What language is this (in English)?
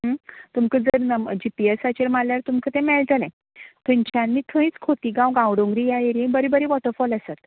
Konkani